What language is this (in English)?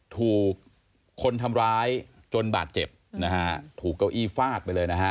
Thai